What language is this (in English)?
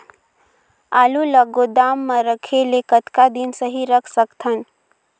Chhattisgarhi